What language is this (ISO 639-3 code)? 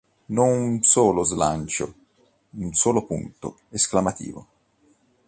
ita